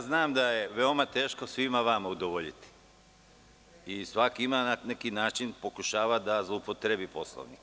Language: Serbian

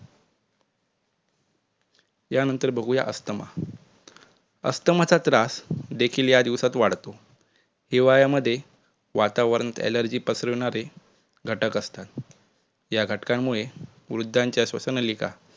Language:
Marathi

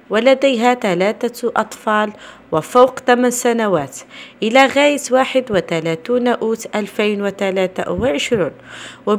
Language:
Arabic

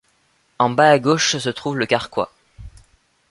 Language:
French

